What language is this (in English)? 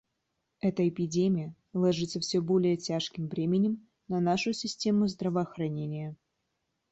Russian